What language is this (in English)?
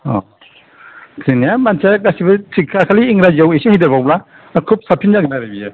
Bodo